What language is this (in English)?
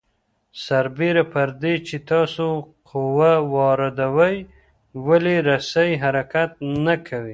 Pashto